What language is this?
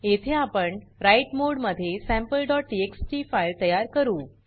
Marathi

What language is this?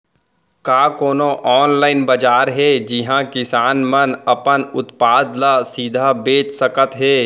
Chhattisgarhi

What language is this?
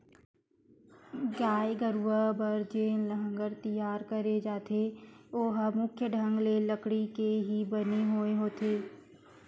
Chhattisgarhi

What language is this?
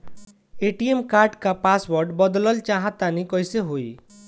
Bhojpuri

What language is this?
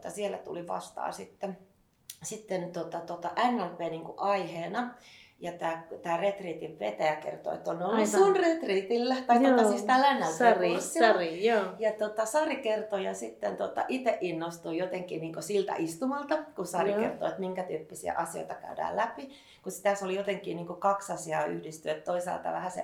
Finnish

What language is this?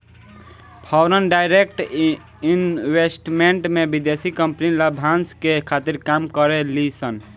Bhojpuri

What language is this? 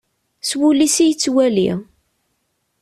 Kabyle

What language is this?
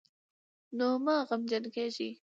Pashto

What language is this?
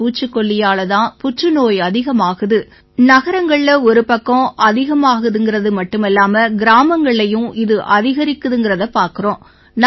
Tamil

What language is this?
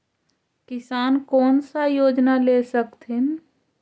Magahi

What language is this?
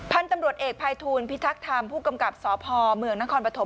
Thai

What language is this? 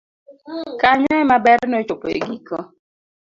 Luo (Kenya and Tanzania)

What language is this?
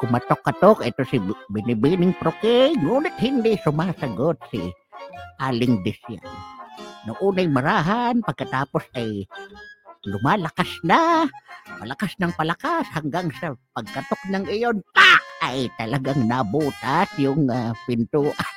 Filipino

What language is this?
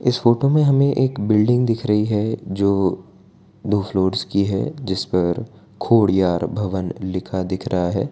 Hindi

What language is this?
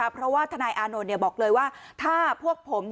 Thai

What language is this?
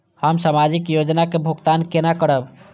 Maithili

